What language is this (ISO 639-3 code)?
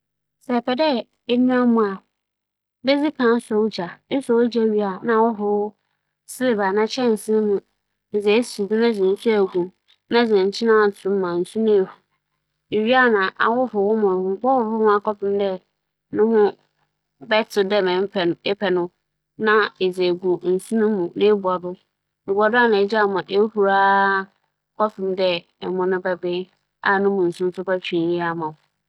aka